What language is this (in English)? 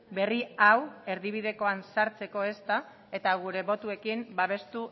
Basque